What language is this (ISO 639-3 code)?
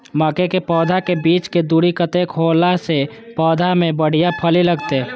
mai